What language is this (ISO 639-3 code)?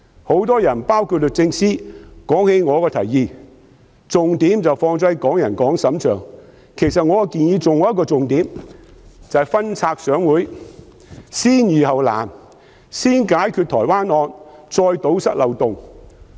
yue